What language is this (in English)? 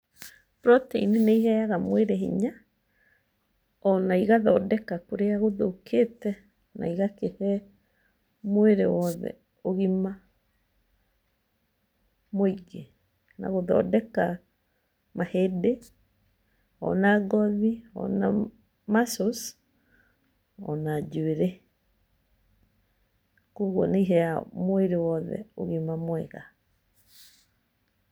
Kikuyu